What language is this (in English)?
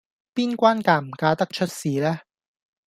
Cantonese